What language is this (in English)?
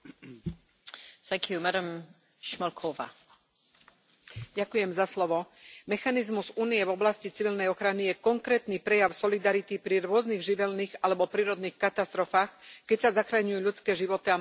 Slovak